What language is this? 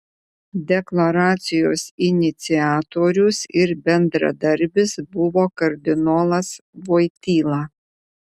Lithuanian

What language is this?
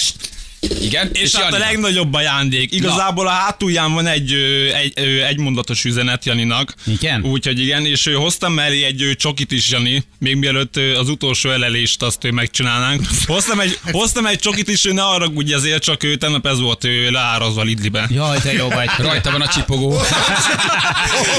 Hungarian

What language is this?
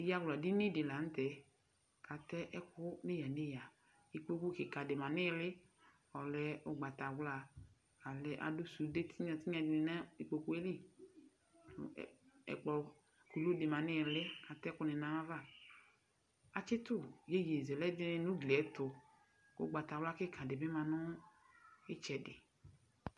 Ikposo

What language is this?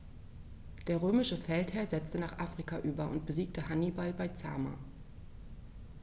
German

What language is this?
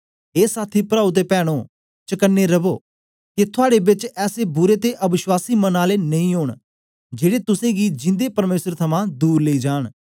Dogri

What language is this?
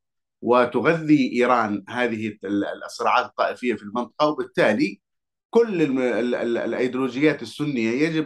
Arabic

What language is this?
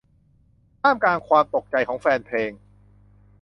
Thai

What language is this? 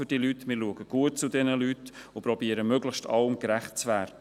Swiss German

